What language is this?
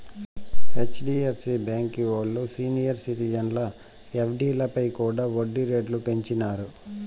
Telugu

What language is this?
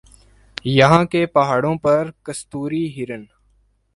Urdu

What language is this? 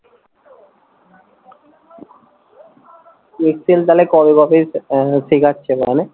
Bangla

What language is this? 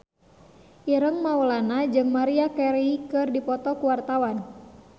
Sundanese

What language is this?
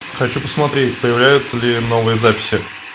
Russian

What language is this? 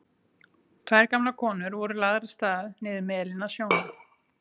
Icelandic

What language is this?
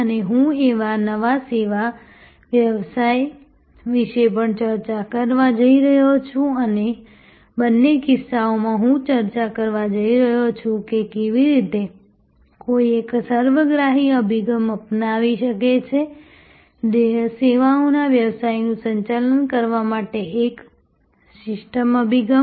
Gujarati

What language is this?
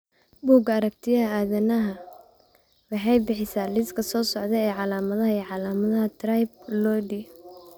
Somali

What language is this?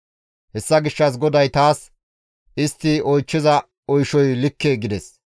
Gamo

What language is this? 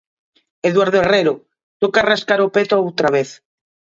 Galician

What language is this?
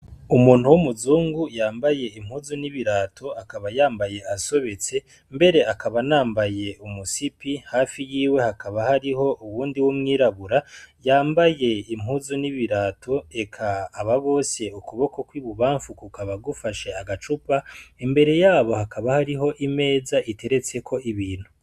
Rundi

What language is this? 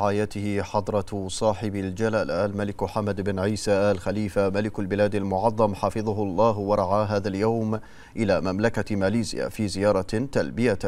Arabic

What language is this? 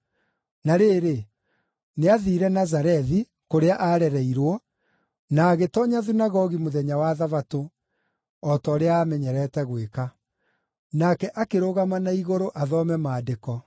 Kikuyu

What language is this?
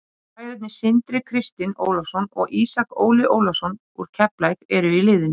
Icelandic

